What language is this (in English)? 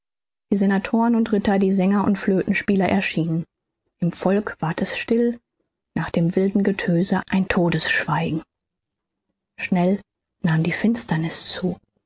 German